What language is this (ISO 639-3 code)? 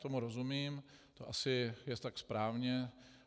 ces